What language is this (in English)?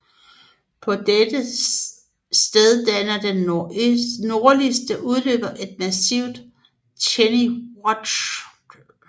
Danish